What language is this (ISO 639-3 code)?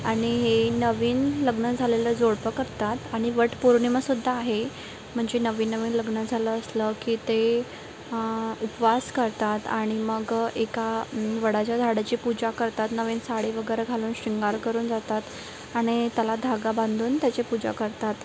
mar